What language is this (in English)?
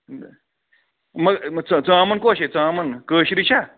Kashmiri